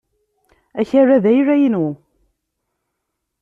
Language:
Kabyle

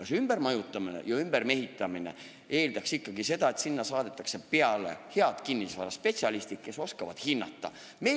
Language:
Estonian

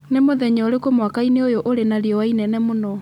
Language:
Kikuyu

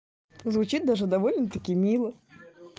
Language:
Russian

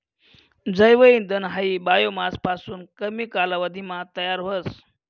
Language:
Marathi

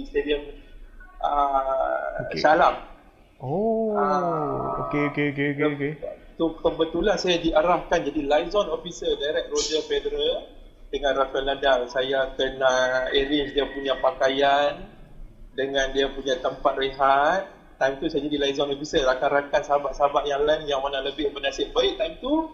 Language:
Malay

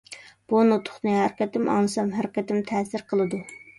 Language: Uyghur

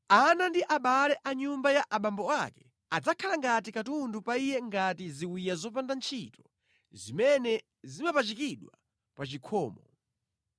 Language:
Nyanja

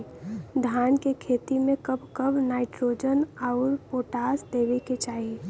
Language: Bhojpuri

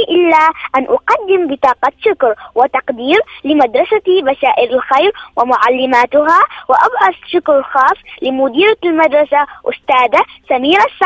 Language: Arabic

